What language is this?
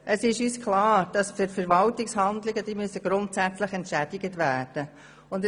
Swiss German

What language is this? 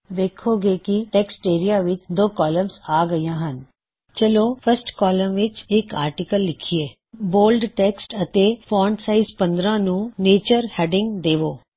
Punjabi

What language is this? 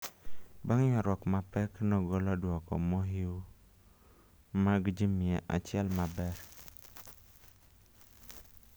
Luo (Kenya and Tanzania)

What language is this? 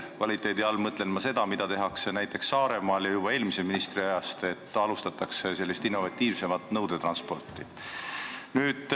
Estonian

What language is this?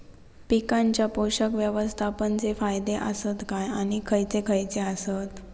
Marathi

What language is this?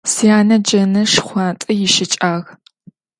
Adyghe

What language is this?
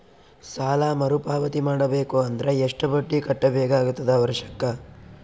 Kannada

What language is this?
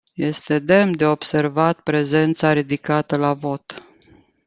Romanian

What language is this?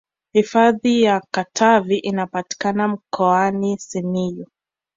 Swahili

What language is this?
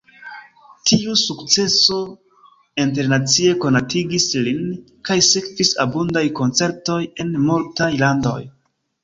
Esperanto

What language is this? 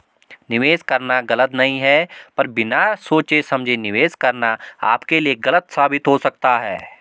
Hindi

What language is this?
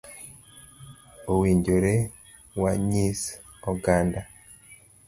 Luo (Kenya and Tanzania)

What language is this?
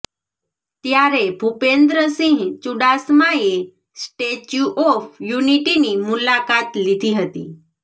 Gujarati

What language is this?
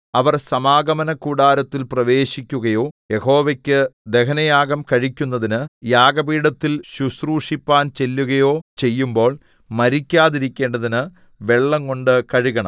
Malayalam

